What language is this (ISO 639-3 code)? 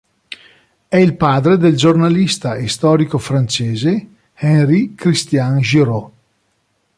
ita